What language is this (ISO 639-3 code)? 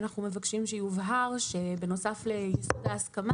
heb